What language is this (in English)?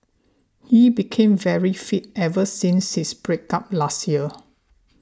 English